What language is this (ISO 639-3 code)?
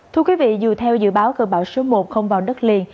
vie